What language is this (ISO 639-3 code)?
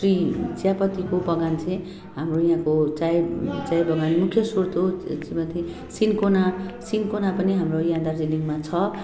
nep